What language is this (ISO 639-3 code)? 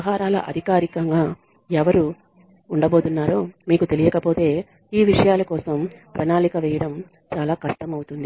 tel